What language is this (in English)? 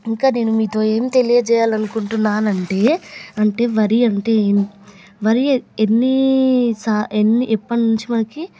Telugu